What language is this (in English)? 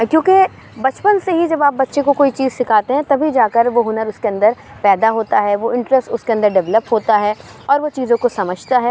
Urdu